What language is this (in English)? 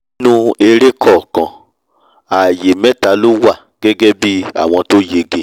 Yoruba